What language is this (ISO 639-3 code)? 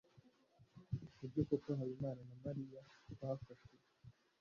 kin